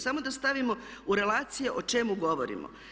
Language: Croatian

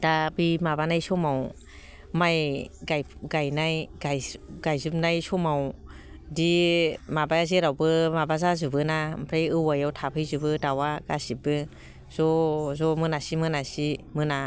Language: Bodo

